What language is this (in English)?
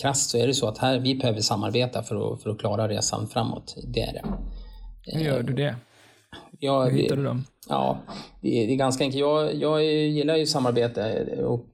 Swedish